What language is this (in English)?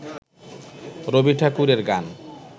Bangla